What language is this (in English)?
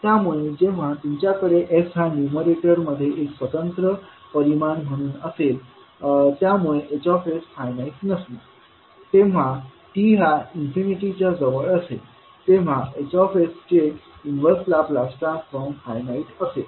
Marathi